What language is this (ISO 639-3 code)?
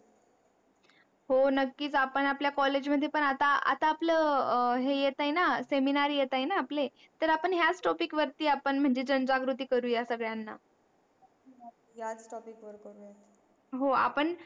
mar